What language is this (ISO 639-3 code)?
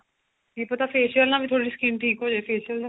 pan